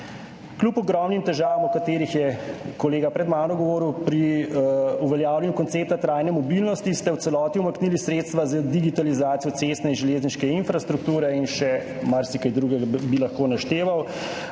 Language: Slovenian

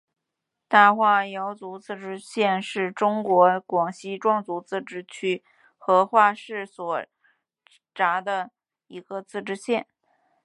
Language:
Chinese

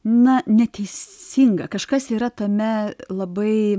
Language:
Lithuanian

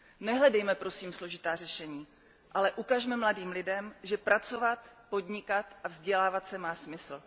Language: Czech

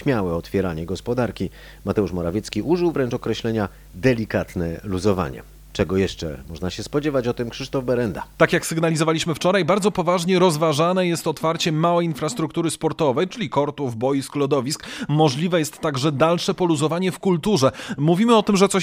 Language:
Polish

